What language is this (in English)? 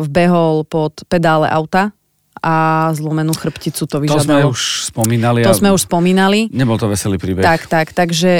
Slovak